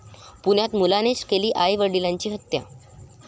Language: Marathi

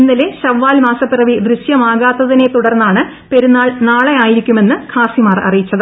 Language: Malayalam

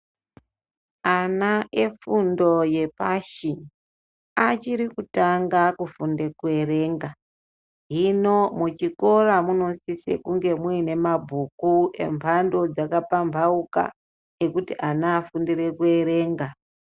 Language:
Ndau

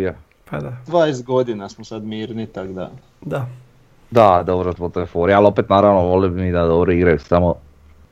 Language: Croatian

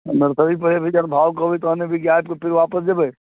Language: Maithili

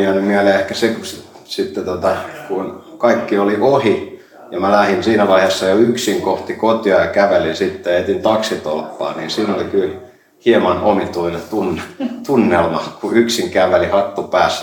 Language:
Finnish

